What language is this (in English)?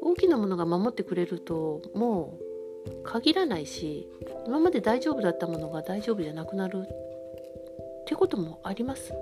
Japanese